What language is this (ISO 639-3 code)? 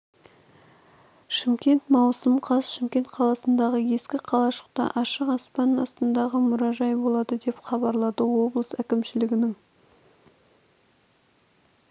kaz